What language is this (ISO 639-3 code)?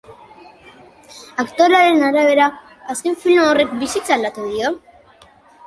eus